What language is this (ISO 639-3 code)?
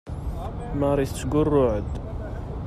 kab